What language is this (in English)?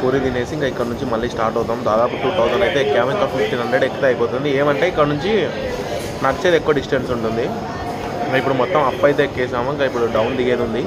Telugu